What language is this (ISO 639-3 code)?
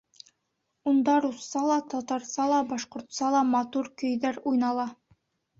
bak